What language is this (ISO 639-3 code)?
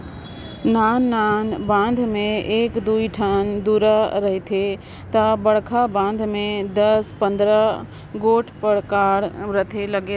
hne